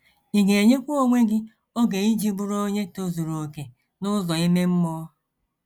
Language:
Igbo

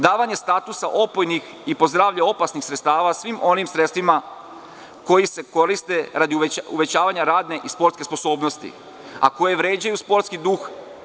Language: Serbian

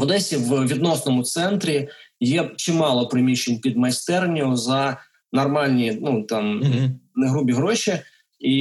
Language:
Ukrainian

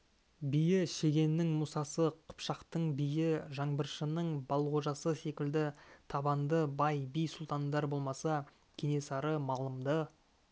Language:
Kazakh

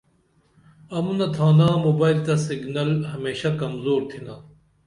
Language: Dameli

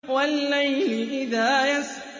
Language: Arabic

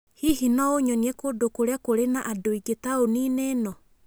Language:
Kikuyu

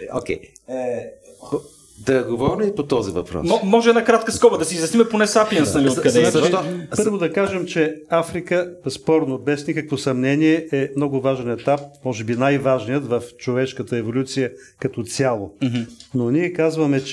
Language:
Bulgarian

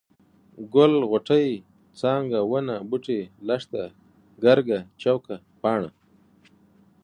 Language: Pashto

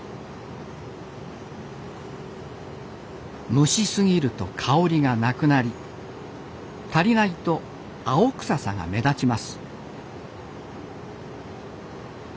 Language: Japanese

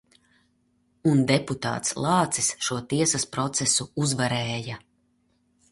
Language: Latvian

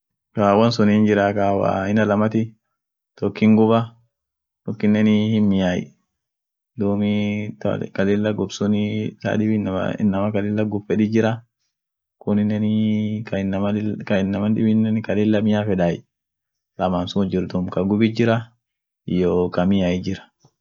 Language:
Orma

